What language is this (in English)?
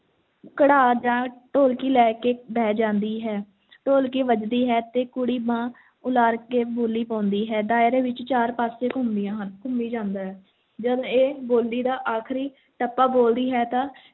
Punjabi